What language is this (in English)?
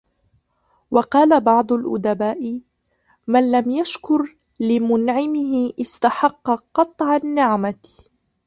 Arabic